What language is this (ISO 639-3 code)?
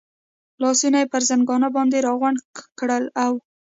pus